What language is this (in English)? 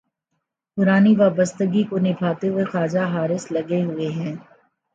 Urdu